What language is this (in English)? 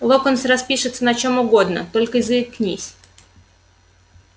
Russian